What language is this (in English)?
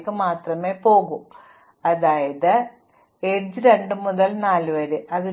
Malayalam